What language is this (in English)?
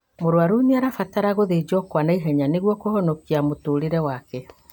Kikuyu